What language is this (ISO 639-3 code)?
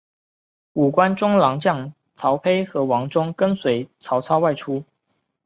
zho